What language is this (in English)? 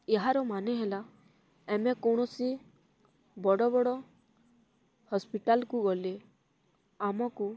Odia